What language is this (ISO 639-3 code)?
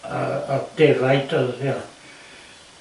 cym